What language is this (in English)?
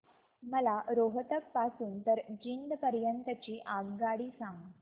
Marathi